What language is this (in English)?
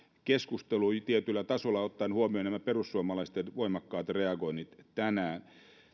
Finnish